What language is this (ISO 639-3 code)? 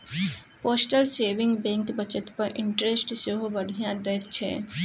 mai